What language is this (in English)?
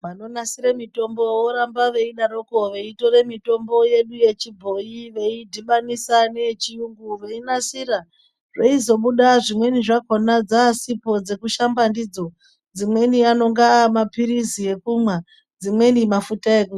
Ndau